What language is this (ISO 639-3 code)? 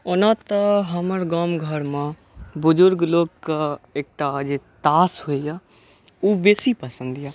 mai